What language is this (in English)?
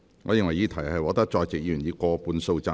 Cantonese